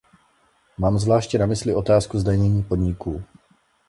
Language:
Czech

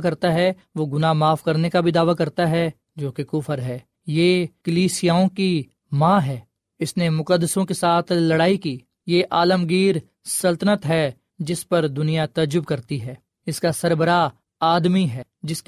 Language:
Urdu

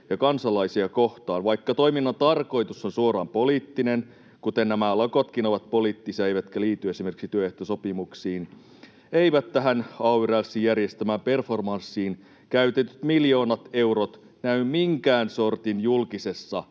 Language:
Finnish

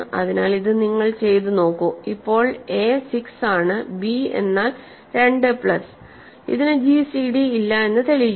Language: Malayalam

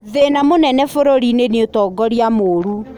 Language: Kikuyu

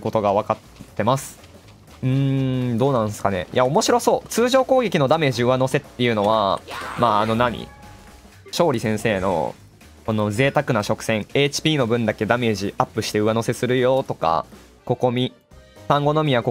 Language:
Japanese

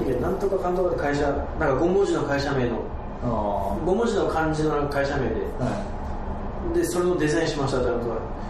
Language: Japanese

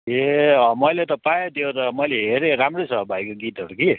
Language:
Nepali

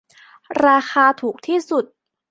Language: Thai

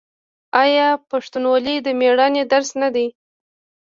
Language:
Pashto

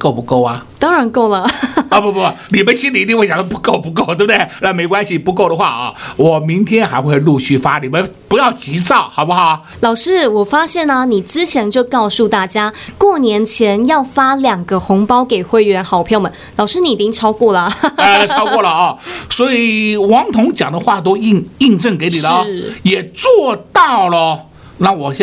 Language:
Chinese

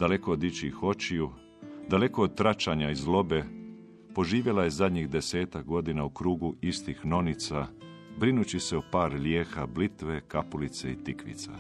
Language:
Croatian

